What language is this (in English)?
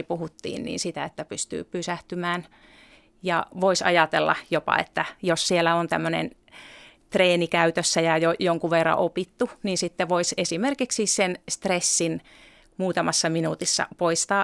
Finnish